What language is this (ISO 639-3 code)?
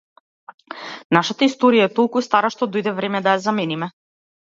mkd